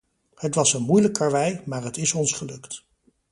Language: Dutch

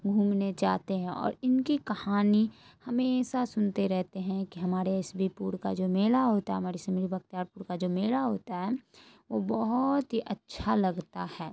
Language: Urdu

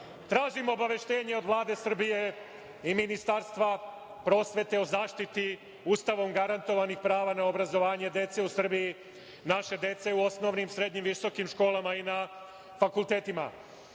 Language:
Serbian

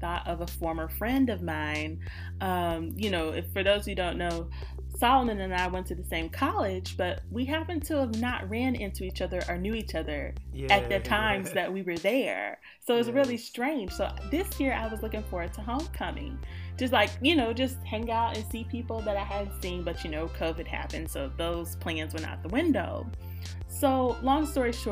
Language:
English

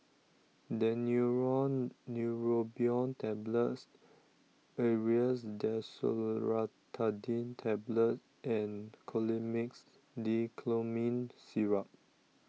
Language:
English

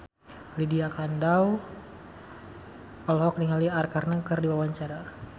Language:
Sundanese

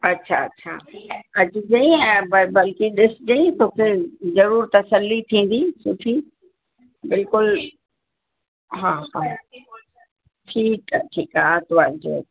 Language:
Sindhi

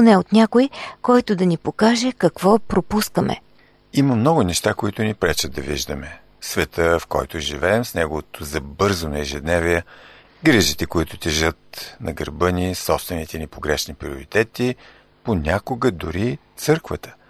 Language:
Bulgarian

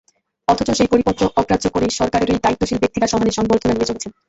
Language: Bangla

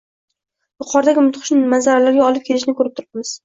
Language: Uzbek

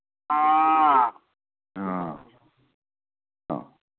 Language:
Manipuri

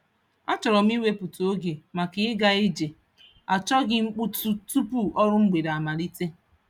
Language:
Igbo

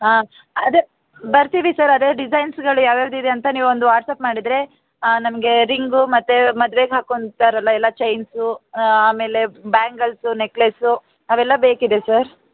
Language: Kannada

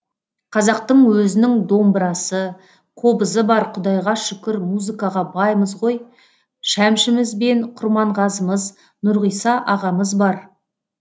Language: Kazakh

